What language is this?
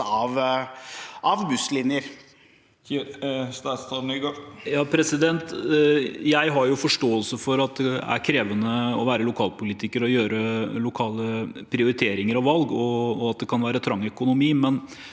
Norwegian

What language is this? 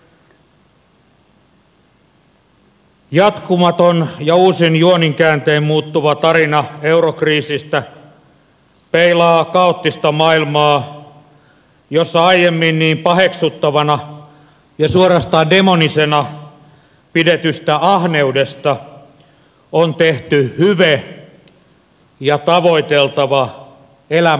Finnish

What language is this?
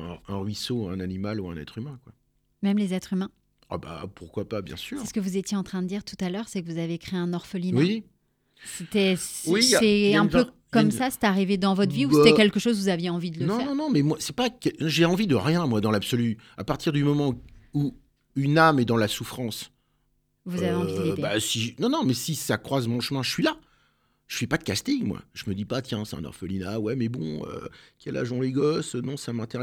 French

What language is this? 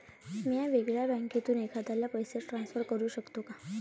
Marathi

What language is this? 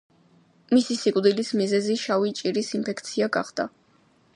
Georgian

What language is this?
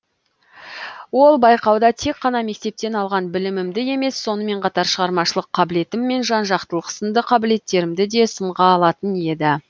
Kazakh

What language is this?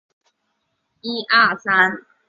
Chinese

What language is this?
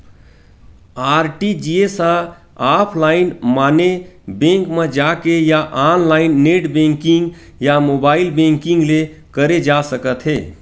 Chhattisgarhi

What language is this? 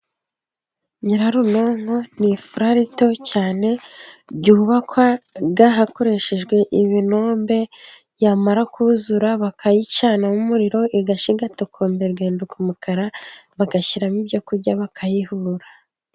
Kinyarwanda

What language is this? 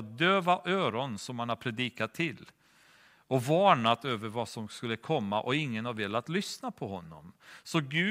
Swedish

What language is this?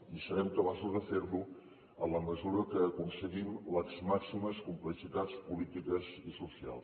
Catalan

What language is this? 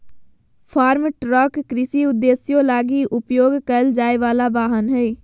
Magahi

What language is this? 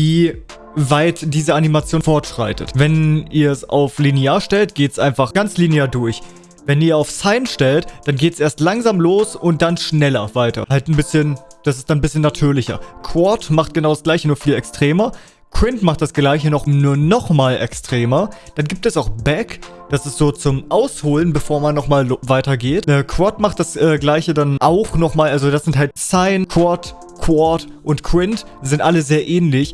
German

